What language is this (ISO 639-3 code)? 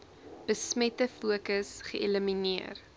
afr